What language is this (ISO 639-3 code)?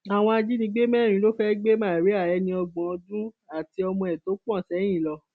yor